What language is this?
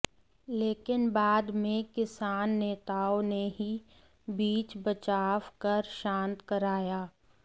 Hindi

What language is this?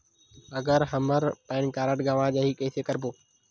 Chhattisgarhi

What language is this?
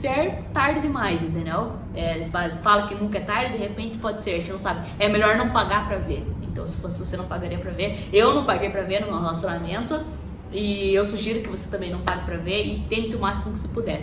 Portuguese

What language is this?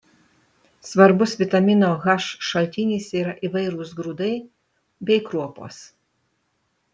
Lithuanian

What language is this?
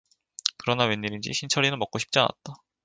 Korean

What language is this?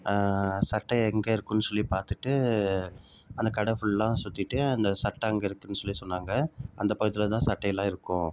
Tamil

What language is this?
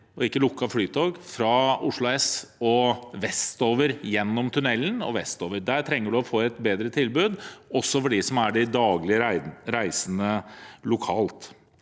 Norwegian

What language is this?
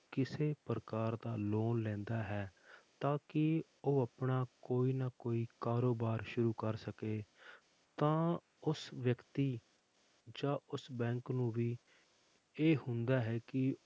Punjabi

